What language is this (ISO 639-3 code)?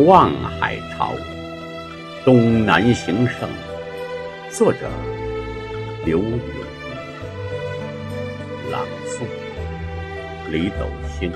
zho